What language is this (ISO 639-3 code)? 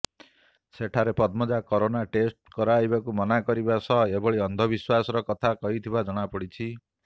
ori